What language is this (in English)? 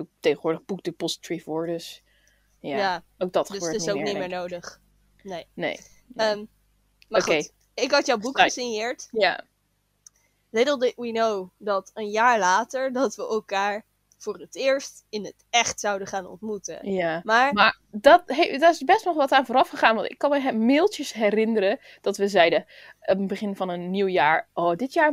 Dutch